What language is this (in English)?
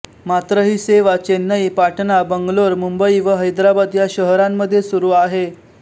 Marathi